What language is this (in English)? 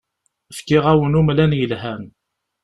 Kabyle